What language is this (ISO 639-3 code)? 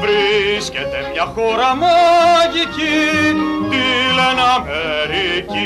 ell